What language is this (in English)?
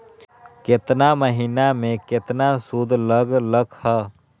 Magahi